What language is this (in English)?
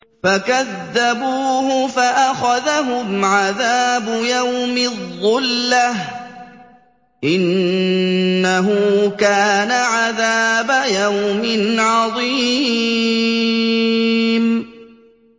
Arabic